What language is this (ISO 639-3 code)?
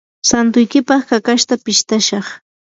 qur